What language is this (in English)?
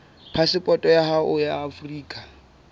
Southern Sotho